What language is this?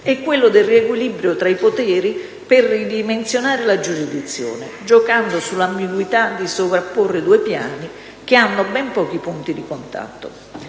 Italian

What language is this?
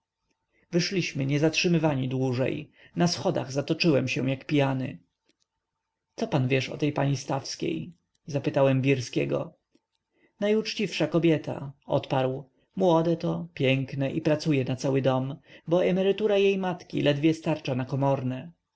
Polish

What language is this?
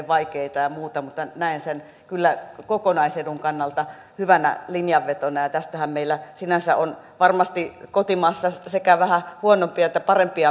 Finnish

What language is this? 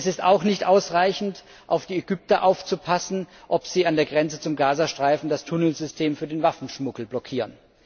German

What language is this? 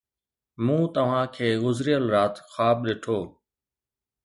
Sindhi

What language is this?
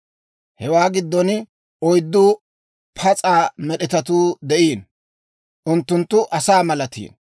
Dawro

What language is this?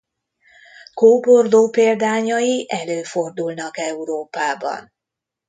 Hungarian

